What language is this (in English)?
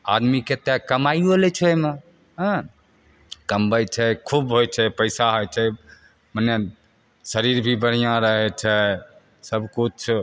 Maithili